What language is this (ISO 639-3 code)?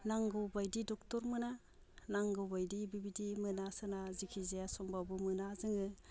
brx